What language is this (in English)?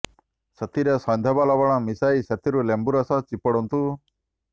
Odia